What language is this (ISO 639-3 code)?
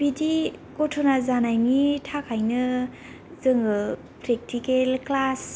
brx